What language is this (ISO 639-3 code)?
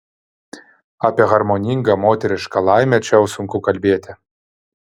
lit